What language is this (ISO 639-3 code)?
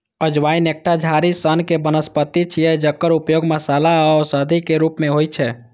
mai